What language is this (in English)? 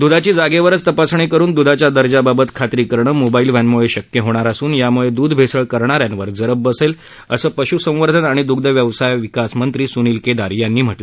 Marathi